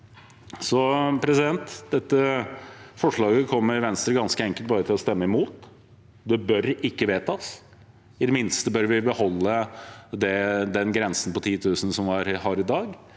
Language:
Norwegian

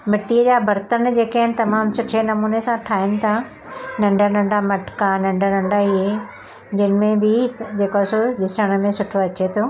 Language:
Sindhi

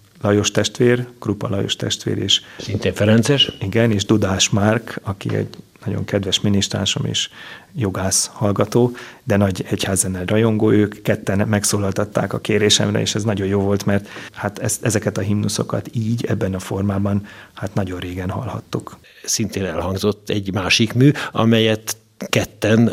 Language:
Hungarian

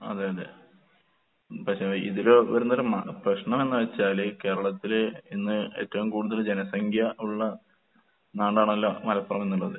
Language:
Malayalam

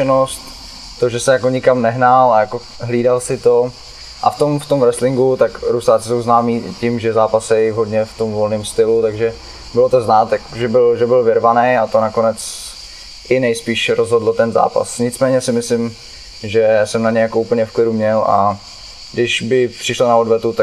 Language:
Czech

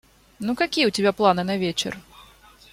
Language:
Russian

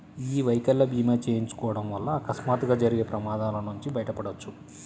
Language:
Telugu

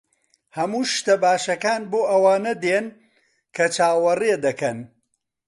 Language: Central Kurdish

